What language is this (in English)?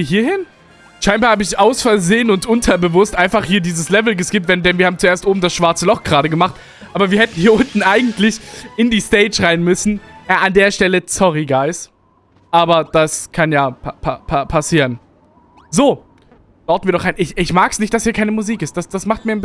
German